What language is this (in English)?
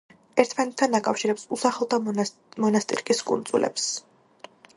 Georgian